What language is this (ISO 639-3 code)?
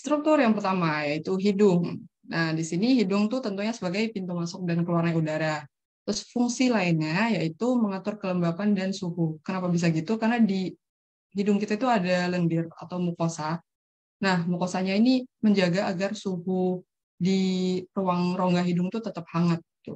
ind